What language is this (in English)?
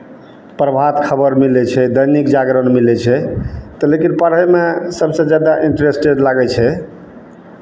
Maithili